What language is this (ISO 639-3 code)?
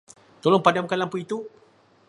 msa